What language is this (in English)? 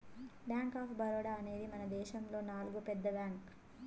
Telugu